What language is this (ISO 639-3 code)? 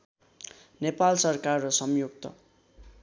nep